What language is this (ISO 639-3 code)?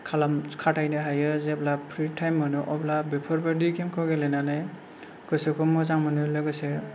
brx